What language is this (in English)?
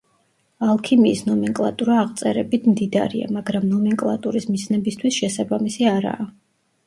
Georgian